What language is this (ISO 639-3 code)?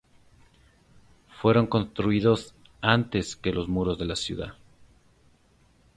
spa